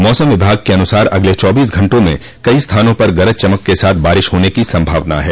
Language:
Hindi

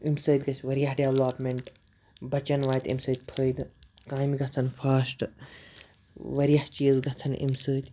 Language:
Kashmiri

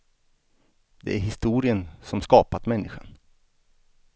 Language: Swedish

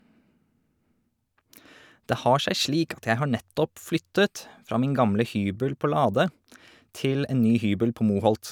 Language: Norwegian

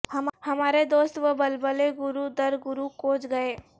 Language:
Urdu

